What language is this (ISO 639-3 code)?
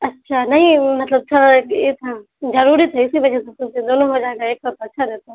urd